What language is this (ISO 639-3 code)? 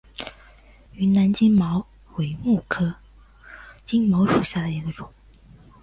zho